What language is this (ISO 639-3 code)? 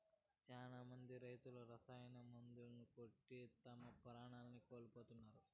tel